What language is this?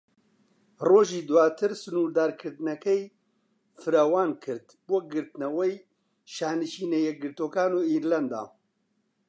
Central Kurdish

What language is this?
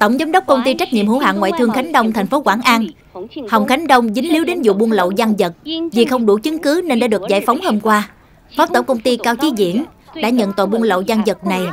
Vietnamese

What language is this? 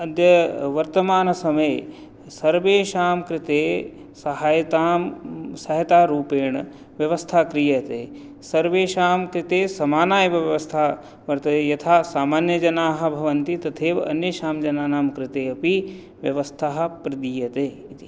Sanskrit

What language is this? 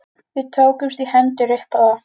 Icelandic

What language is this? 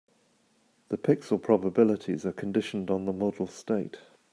English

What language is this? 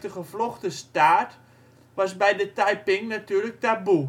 Dutch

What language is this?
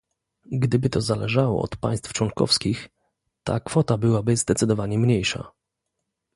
Polish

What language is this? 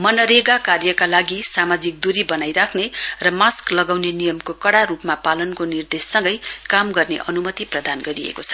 Nepali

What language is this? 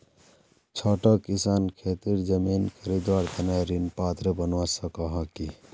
Magahi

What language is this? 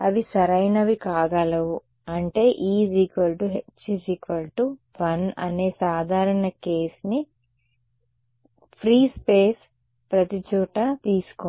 Telugu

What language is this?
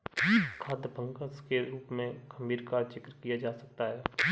Hindi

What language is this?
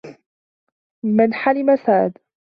Arabic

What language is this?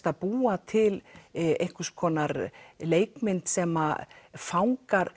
Icelandic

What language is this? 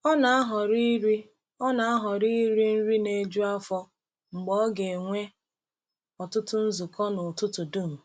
Igbo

